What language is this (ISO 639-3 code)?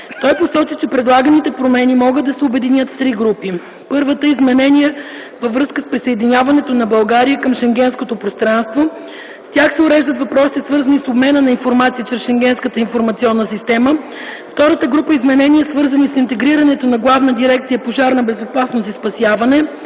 bul